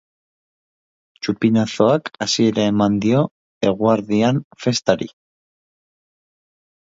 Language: Basque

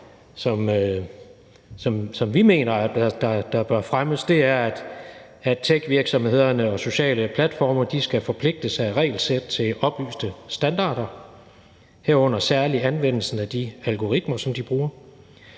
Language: Danish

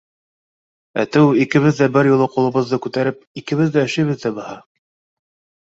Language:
Bashkir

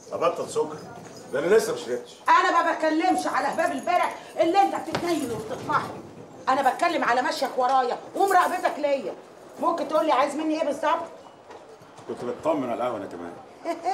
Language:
Arabic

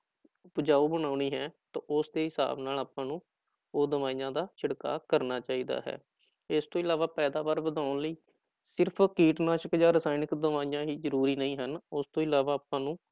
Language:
Punjabi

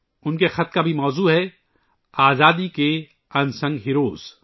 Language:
Urdu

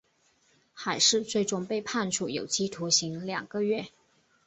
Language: Chinese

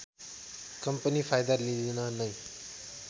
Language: Nepali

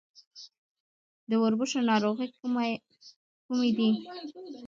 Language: Pashto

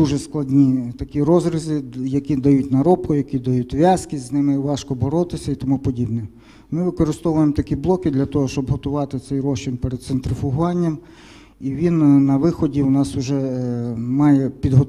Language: Ukrainian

